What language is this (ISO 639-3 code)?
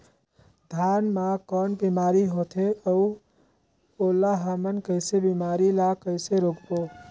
hne